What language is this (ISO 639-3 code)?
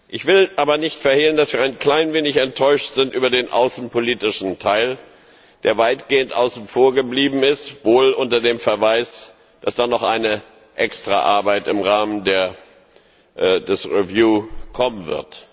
deu